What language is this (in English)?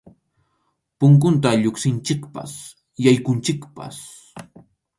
Arequipa-La Unión Quechua